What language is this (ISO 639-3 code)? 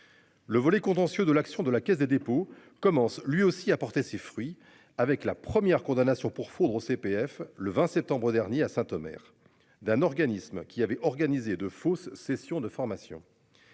fra